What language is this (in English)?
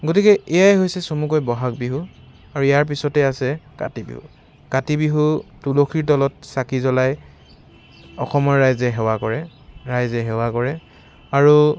Assamese